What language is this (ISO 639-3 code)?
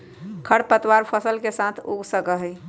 mag